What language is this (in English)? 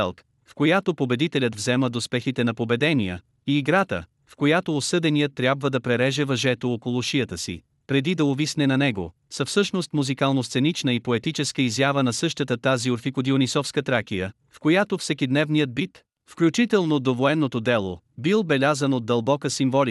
Bulgarian